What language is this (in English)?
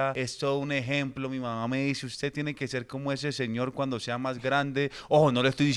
Spanish